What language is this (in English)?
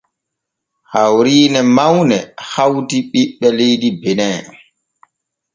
Borgu Fulfulde